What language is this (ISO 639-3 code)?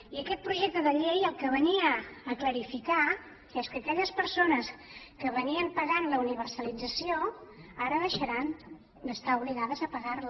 cat